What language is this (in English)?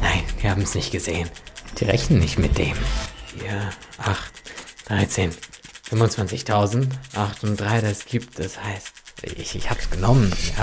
German